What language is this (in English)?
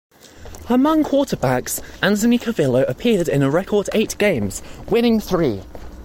English